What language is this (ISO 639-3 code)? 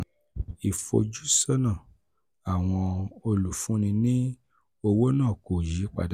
yor